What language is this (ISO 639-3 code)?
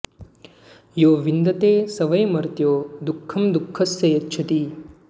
san